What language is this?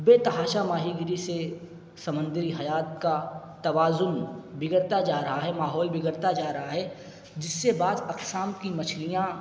Urdu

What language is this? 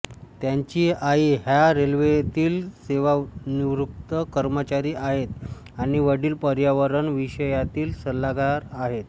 Marathi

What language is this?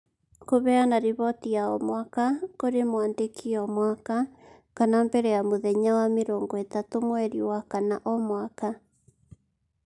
Kikuyu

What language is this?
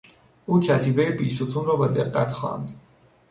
Persian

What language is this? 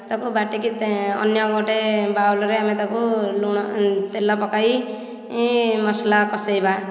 Odia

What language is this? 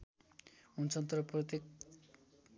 Nepali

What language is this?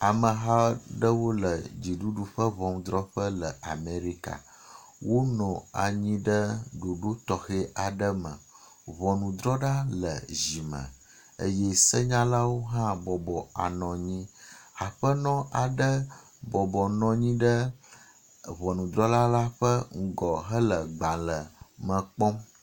Ewe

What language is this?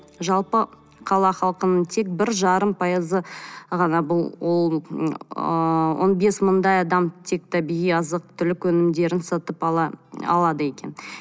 Kazakh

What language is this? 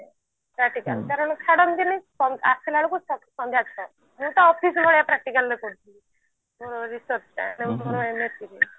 Odia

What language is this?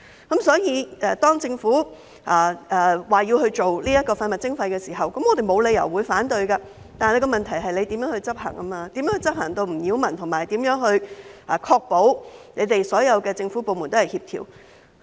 Cantonese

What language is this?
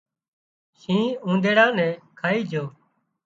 Wadiyara Koli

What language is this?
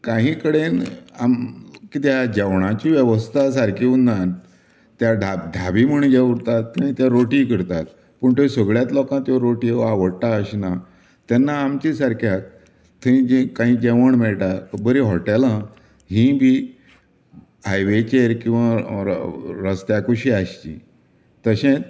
Konkani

